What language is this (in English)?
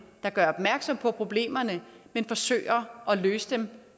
Danish